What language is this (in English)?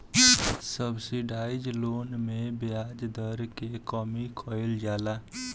Bhojpuri